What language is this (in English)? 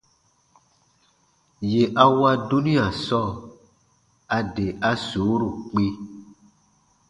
Baatonum